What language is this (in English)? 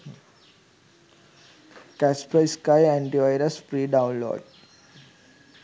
Sinhala